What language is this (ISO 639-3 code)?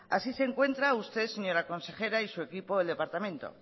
spa